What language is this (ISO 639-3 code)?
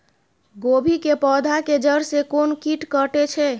mai